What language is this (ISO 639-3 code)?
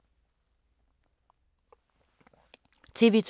dan